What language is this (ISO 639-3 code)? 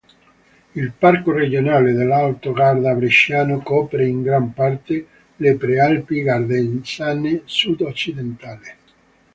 ita